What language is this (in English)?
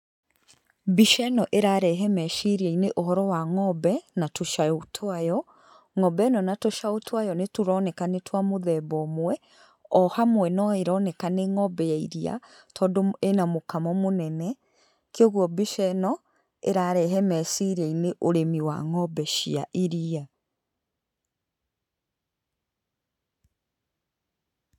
Kikuyu